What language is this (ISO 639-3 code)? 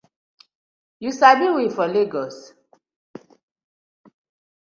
pcm